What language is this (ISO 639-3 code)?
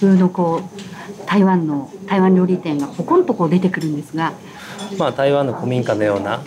jpn